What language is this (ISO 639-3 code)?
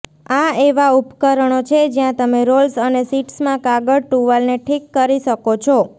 guj